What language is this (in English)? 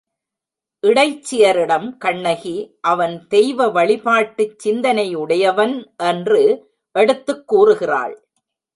Tamil